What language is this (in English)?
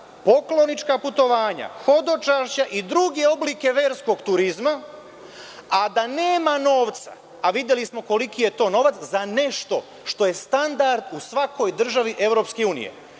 Serbian